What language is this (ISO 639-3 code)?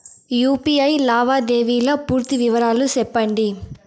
tel